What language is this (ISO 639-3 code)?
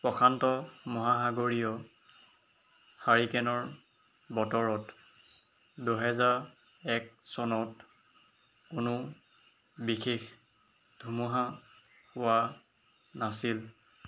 asm